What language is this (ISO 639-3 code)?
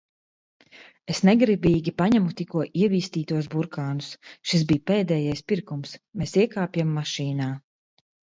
lav